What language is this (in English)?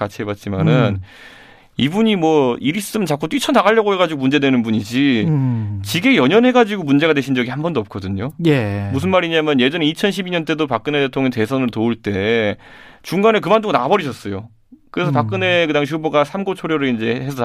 Korean